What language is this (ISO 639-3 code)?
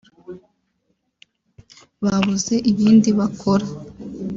kin